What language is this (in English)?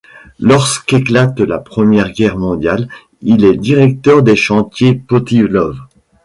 French